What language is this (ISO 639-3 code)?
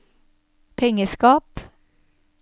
nor